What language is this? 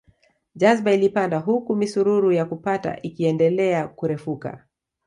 Swahili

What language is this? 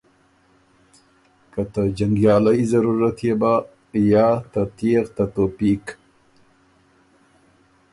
Ormuri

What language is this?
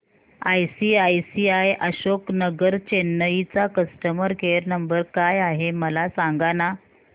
Marathi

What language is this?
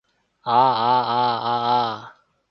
Cantonese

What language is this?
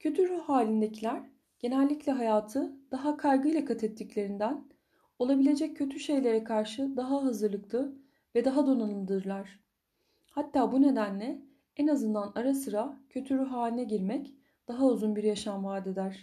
Turkish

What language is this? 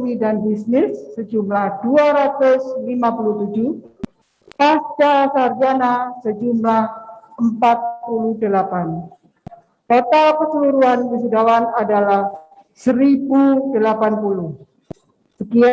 Indonesian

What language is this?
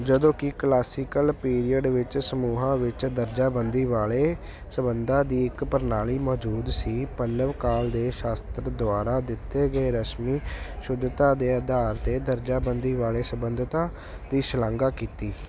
Punjabi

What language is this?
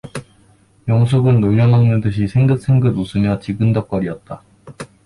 Korean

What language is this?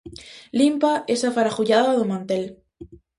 Galician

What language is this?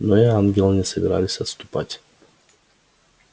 Russian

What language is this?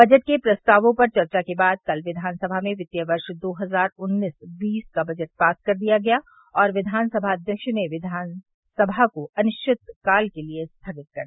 Hindi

